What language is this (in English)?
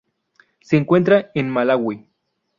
Spanish